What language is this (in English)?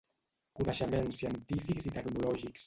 Catalan